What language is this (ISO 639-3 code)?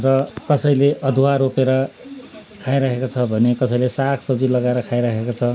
nep